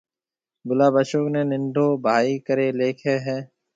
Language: Marwari (Pakistan)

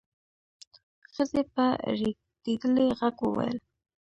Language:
Pashto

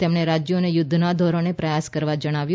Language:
Gujarati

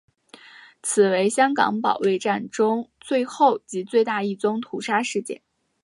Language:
Chinese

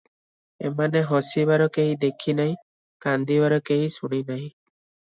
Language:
Odia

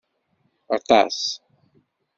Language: Kabyle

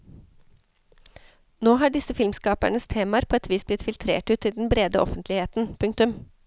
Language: Norwegian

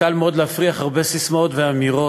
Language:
Hebrew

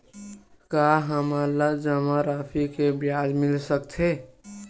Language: Chhattisgarhi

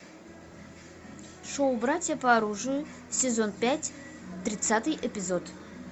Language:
Russian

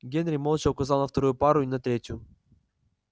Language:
Russian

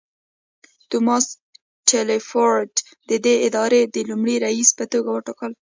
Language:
Pashto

